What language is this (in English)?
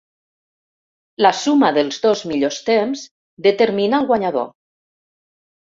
Catalan